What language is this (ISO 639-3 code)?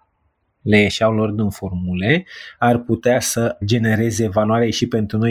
ron